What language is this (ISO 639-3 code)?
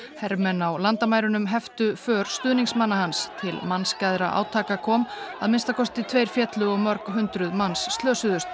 isl